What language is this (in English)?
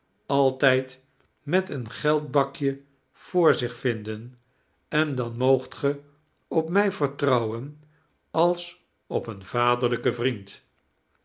Dutch